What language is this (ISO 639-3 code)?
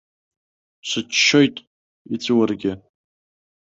abk